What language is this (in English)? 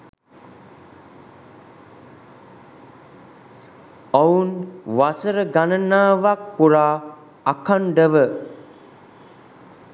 Sinhala